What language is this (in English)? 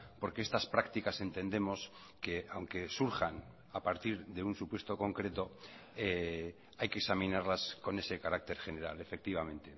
Spanish